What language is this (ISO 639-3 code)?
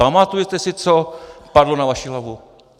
ces